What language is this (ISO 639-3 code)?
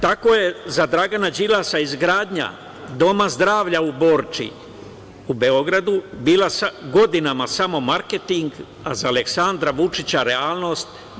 srp